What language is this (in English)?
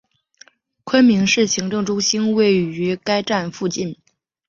Chinese